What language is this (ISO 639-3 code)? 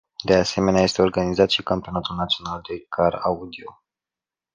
ron